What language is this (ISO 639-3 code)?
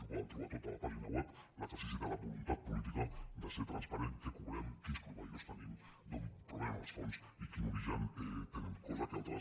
cat